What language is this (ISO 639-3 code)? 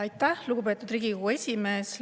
est